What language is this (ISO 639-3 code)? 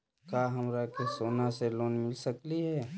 mag